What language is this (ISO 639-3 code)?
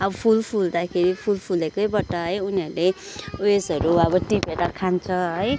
nep